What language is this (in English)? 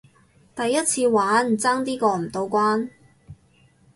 Cantonese